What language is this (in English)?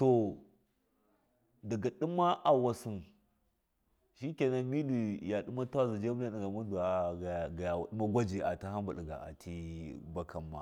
Miya